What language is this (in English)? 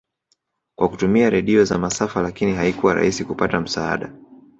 Swahili